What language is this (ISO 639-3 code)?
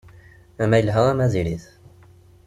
kab